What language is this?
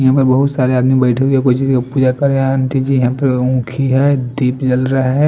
Hindi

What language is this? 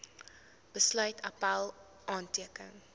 Afrikaans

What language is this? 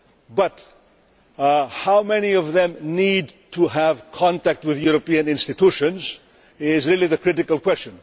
English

